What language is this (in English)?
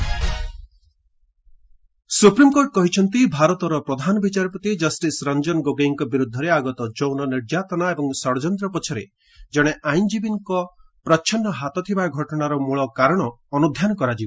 Odia